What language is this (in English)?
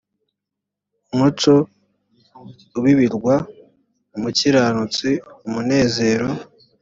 Kinyarwanda